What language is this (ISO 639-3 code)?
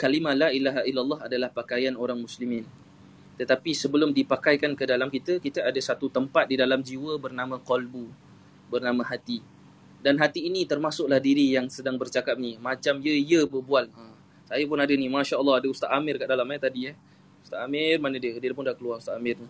msa